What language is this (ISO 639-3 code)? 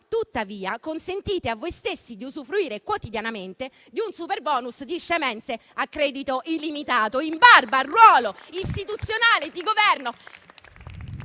ita